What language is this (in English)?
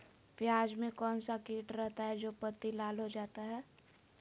Magahi